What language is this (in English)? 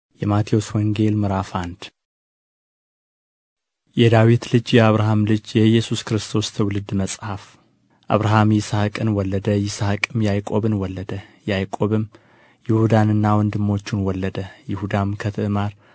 Amharic